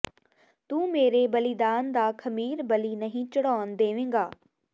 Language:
Punjabi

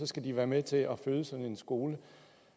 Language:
Danish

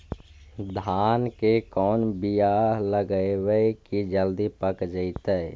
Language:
Magahi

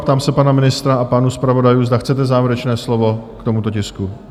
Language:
Czech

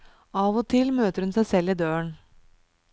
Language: Norwegian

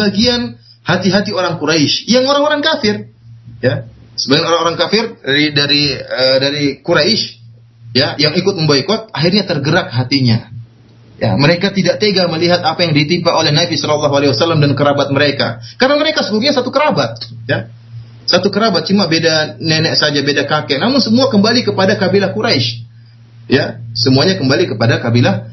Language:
Malay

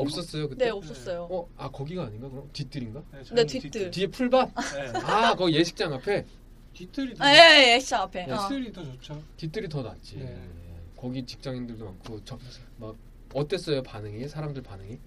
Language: Korean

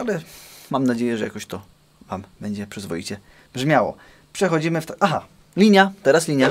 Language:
Polish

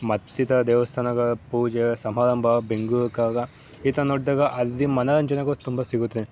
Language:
Kannada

